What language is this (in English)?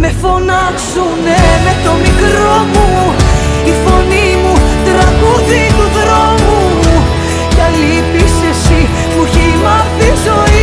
Greek